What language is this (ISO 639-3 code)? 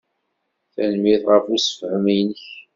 kab